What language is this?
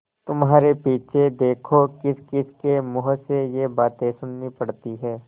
Hindi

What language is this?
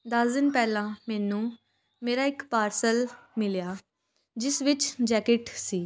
Punjabi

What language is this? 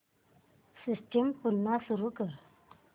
Marathi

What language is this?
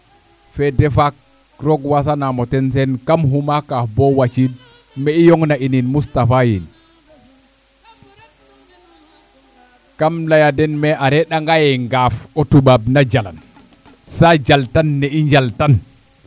Serer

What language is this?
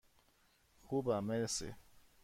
Persian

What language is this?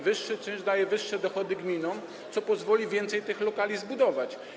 Polish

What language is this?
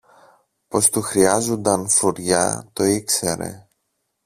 Greek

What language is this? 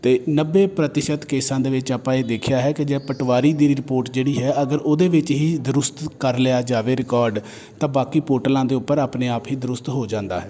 Punjabi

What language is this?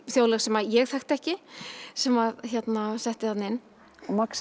Icelandic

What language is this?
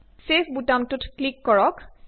Assamese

